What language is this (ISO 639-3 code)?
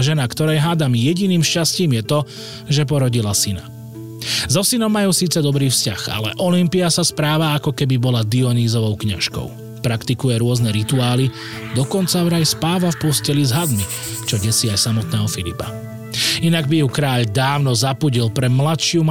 slk